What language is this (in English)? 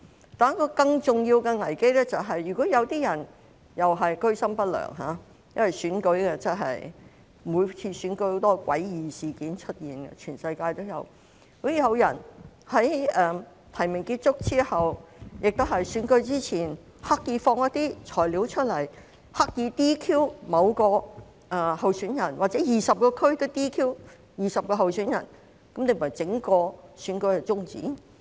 Cantonese